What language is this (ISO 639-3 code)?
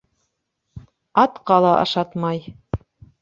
bak